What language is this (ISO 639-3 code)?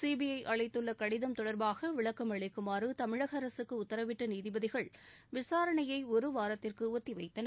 tam